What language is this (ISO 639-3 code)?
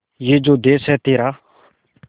hin